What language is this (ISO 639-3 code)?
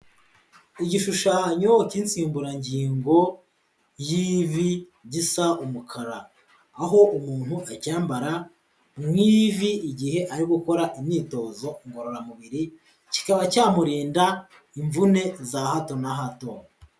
kin